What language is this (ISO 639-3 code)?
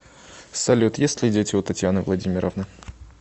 rus